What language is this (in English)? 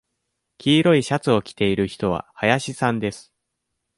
Japanese